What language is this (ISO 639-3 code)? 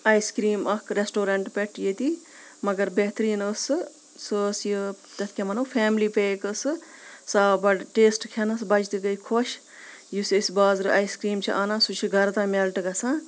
kas